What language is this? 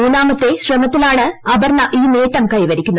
Malayalam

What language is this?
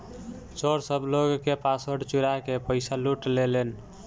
Bhojpuri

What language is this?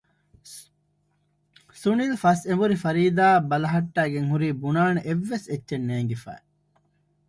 Divehi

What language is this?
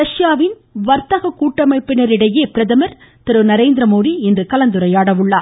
Tamil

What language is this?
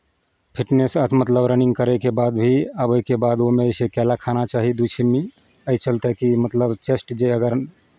Maithili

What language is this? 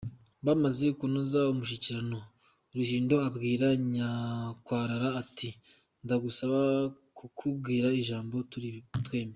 Kinyarwanda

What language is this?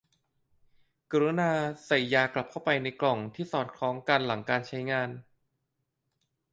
Thai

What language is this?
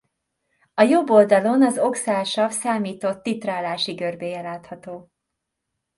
Hungarian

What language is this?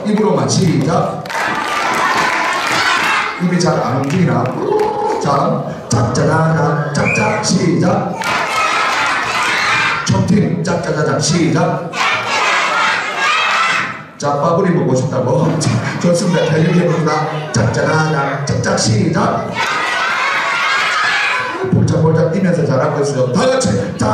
Korean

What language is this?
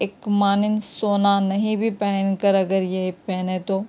Urdu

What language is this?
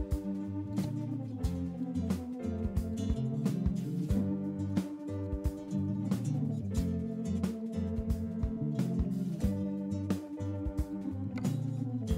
Hungarian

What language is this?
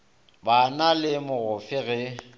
Northern Sotho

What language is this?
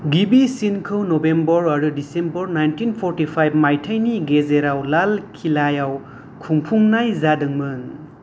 Bodo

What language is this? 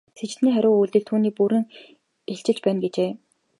Mongolian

